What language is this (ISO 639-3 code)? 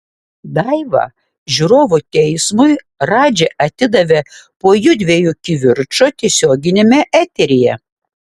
lit